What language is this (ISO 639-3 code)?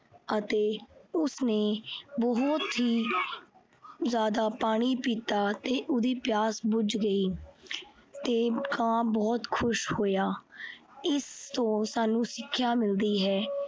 pan